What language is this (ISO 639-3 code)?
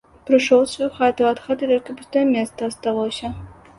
bel